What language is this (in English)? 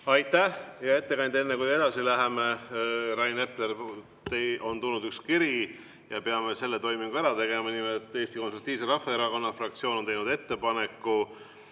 Estonian